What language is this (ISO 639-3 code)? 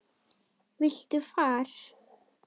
isl